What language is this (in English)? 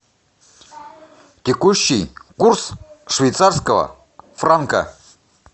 Russian